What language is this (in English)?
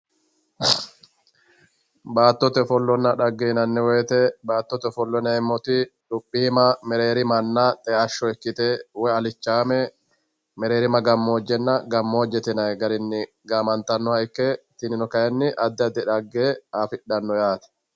Sidamo